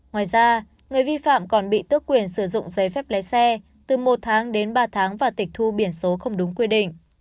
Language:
Vietnamese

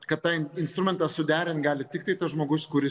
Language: Lithuanian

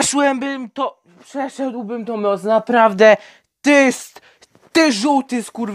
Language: Polish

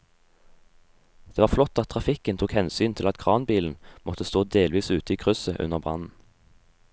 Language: Norwegian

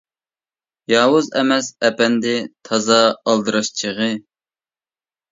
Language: Uyghur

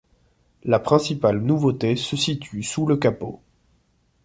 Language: French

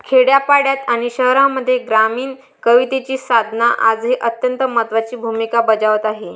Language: Marathi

